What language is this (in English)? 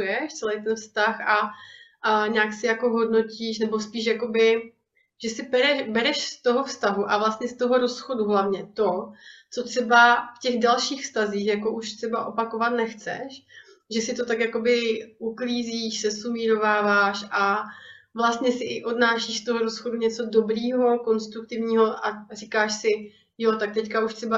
Czech